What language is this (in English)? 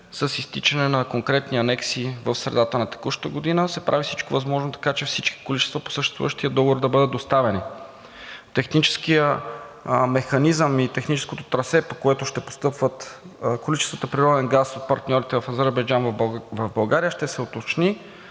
Bulgarian